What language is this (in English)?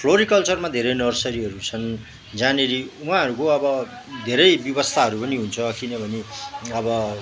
Nepali